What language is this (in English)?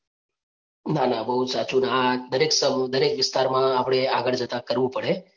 Gujarati